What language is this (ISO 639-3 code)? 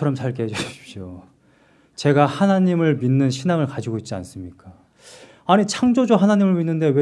kor